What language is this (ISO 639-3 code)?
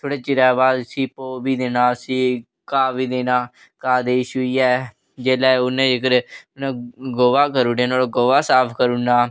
doi